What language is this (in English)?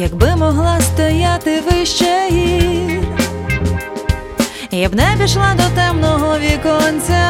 Ukrainian